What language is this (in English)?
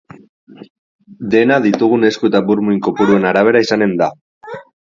Basque